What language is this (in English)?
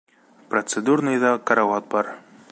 Bashkir